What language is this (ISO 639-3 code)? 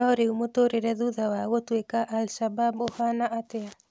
kik